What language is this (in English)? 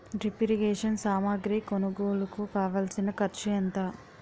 Telugu